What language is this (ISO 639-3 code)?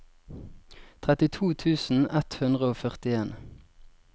nor